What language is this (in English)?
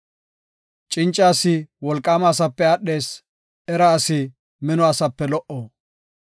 Gofa